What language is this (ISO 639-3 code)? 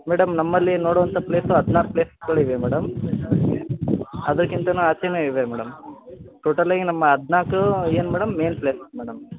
kan